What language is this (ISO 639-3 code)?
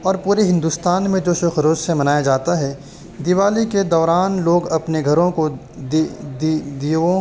urd